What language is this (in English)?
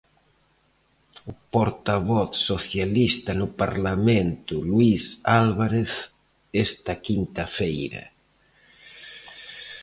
Galician